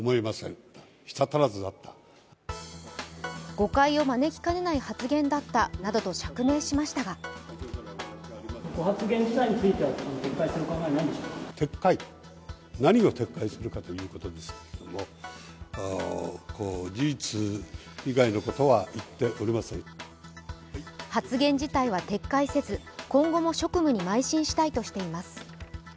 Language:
Japanese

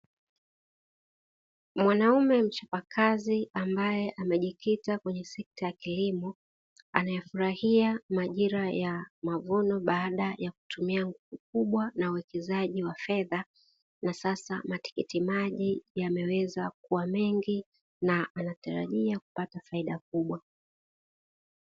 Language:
Swahili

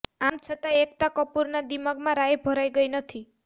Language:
Gujarati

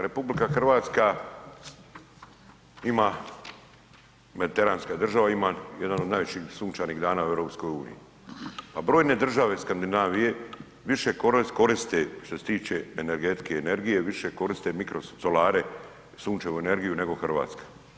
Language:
Croatian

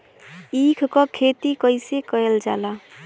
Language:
Bhojpuri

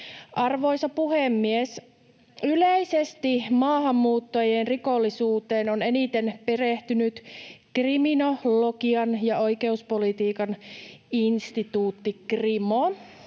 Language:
Finnish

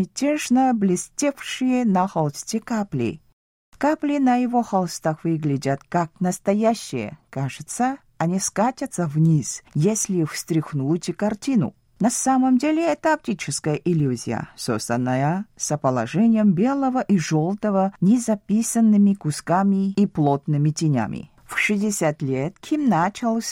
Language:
Russian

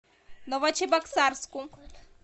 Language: Russian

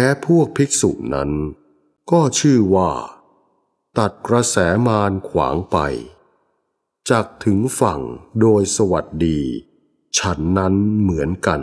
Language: Thai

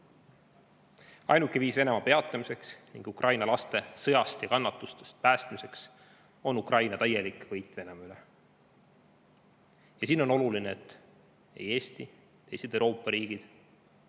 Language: Estonian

